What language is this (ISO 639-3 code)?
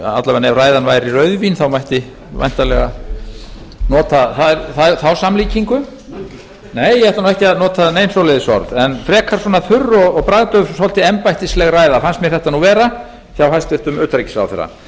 isl